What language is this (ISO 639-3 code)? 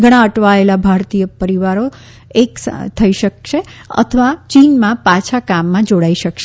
guj